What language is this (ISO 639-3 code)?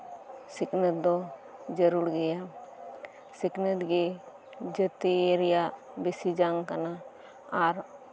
sat